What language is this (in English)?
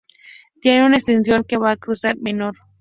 Spanish